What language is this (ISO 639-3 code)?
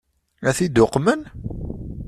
kab